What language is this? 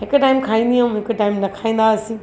Sindhi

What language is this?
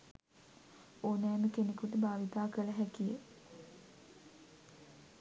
Sinhala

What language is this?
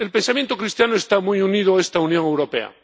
Spanish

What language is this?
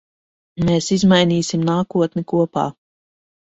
Latvian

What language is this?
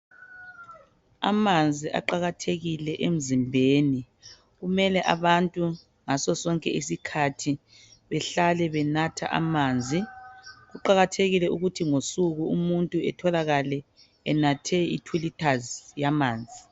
North Ndebele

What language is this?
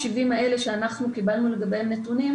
Hebrew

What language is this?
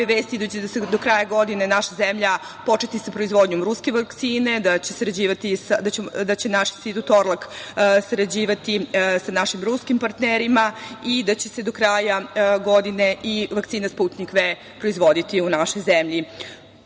Serbian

